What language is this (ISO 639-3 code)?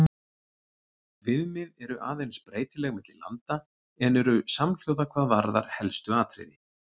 isl